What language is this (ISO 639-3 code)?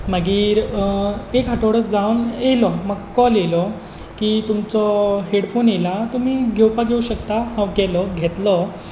kok